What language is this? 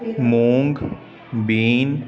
Punjabi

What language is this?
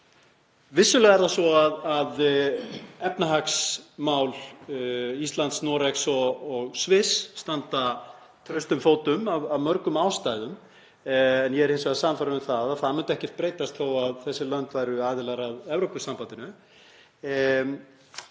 Icelandic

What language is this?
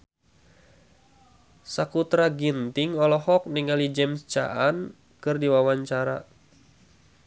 Sundanese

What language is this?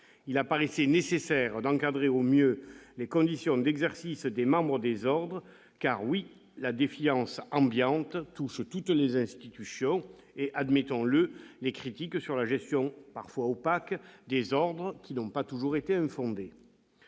French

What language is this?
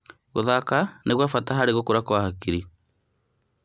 Kikuyu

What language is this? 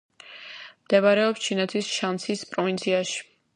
Georgian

